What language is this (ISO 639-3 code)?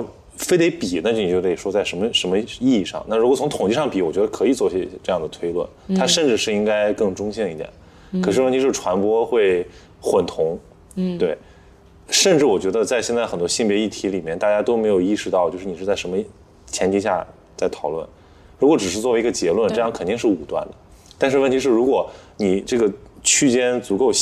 zho